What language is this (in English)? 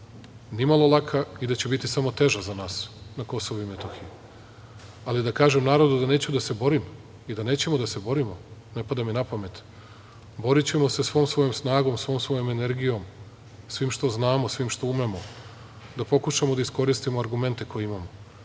Serbian